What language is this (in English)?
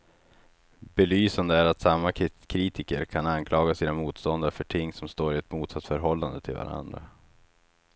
Swedish